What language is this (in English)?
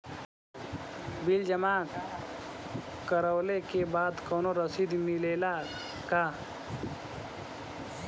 Bhojpuri